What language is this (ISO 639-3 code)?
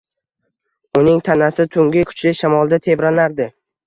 uzb